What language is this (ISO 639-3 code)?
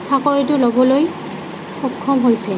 asm